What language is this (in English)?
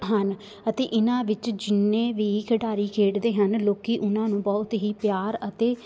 Punjabi